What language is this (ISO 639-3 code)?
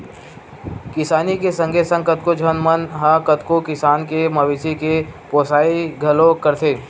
hne